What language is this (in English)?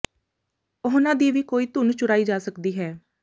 Punjabi